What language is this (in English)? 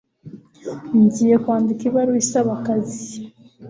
Kinyarwanda